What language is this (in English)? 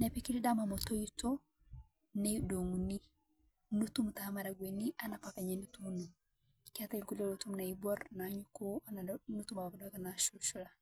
Masai